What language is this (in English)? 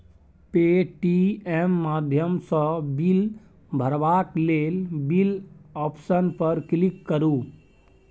Maithili